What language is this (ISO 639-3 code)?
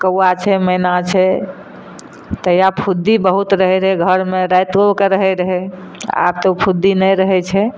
mai